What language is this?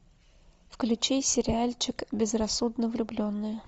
Russian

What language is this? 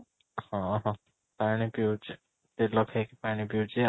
Odia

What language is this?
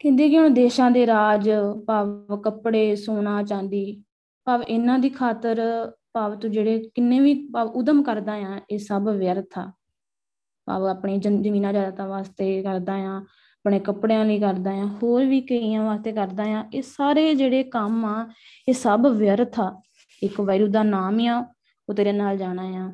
Punjabi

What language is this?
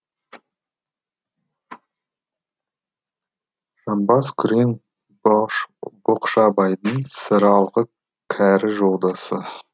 Kazakh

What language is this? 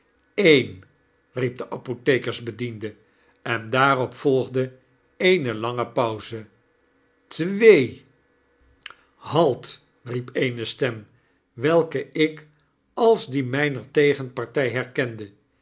Dutch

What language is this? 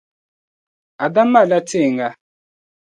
Dagbani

